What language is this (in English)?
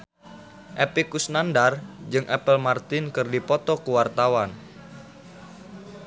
Sundanese